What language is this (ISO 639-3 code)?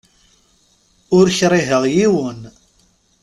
kab